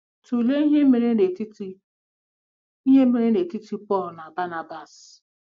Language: Igbo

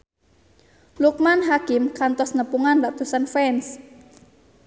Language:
Sundanese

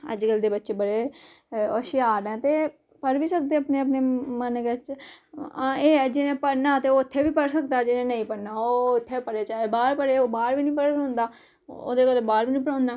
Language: Dogri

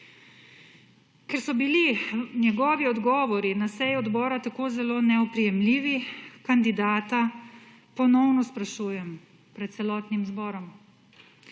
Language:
Slovenian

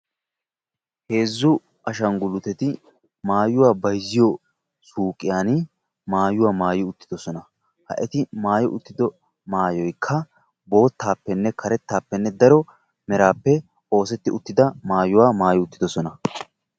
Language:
Wolaytta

